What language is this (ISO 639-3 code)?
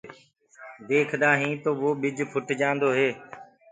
ggg